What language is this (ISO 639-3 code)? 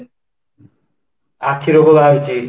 ori